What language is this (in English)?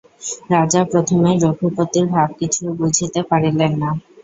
Bangla